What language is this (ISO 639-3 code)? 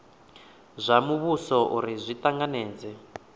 ven